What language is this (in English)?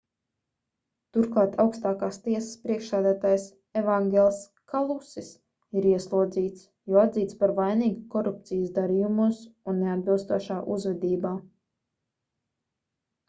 Latvian